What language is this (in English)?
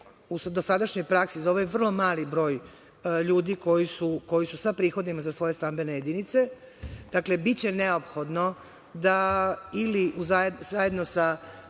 Serbian